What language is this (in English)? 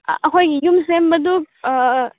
Manipuri